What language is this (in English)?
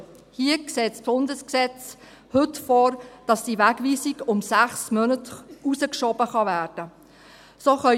Swiss German